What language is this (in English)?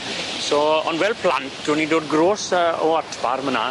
Welsh